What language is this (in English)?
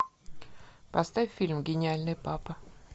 Russian